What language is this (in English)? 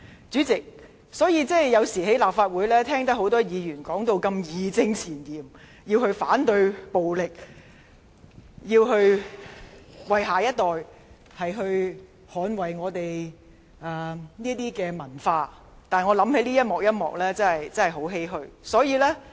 Cantonese